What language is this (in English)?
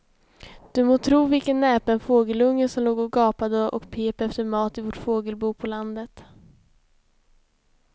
Swedish